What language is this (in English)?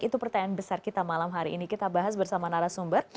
Indonesian